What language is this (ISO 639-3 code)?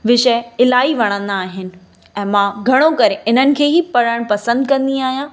snd